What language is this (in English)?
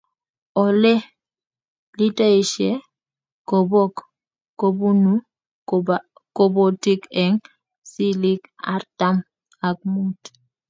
Kalenjin